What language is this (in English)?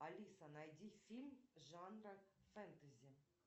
Russian